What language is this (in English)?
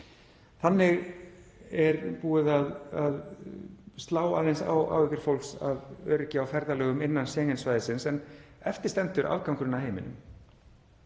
Icelandic